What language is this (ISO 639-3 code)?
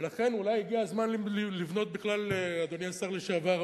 heb